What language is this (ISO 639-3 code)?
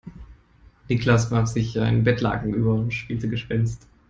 deu